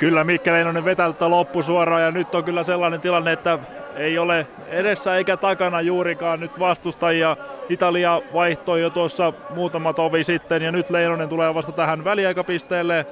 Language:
Finnish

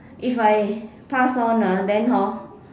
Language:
English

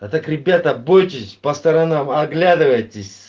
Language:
Russian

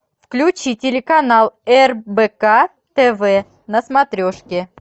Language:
Russian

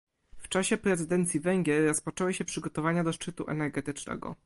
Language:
Polish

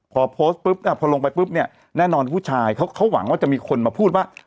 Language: Thai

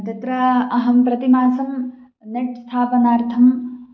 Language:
Sanskrit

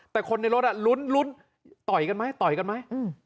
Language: Thai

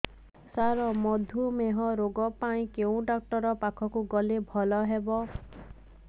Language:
Odia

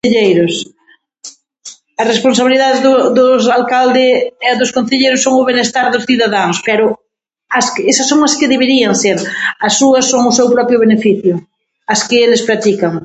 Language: Galician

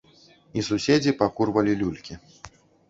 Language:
Belarusian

